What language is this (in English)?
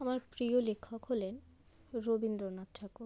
Bangla